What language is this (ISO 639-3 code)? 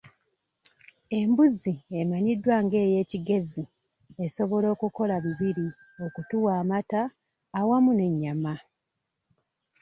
lug